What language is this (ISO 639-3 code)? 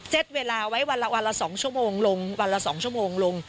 tha